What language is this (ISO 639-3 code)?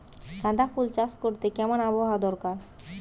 ben